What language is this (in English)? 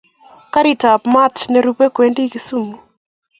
Kalenjin